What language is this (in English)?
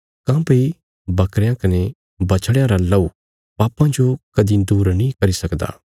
Bilaspuri